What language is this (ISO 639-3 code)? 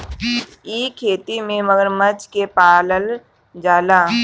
bho